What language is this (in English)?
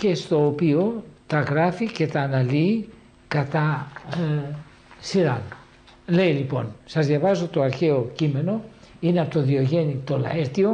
Greek